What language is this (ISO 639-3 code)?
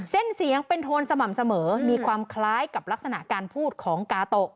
tha